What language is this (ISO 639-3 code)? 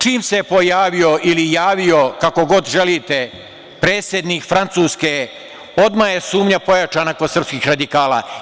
srp